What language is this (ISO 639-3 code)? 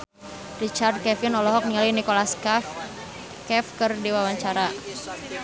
sun